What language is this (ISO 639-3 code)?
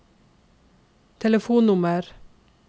nor